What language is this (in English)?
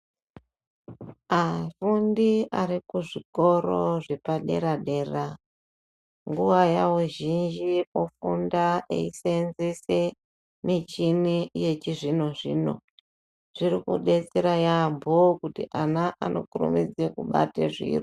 Ndau